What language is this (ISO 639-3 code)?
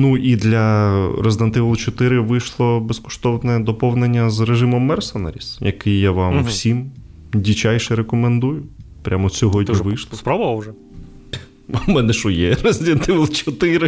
ukr